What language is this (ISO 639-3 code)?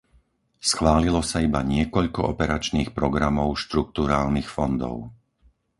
slk